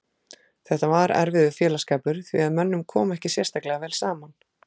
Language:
Icelandic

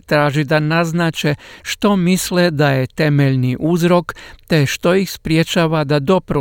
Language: Croatian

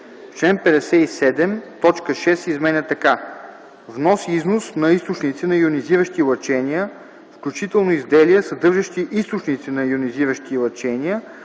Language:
Bulgarian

